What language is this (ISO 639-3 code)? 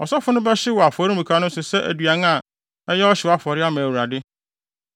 aka